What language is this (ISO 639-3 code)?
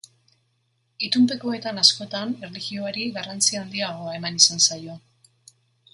eus